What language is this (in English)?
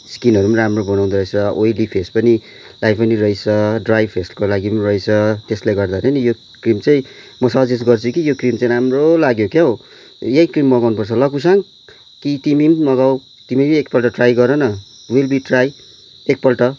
Nepali